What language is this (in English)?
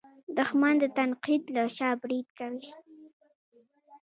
Pashto